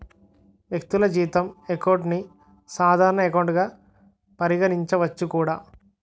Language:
Telugu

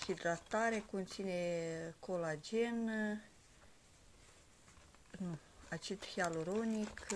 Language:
Romanian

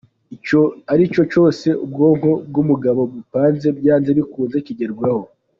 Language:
Kinyarwanda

